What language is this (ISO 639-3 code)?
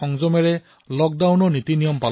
asm